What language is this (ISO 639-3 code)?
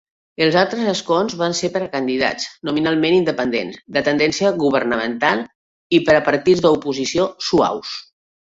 cat